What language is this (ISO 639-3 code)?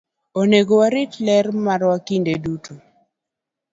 luo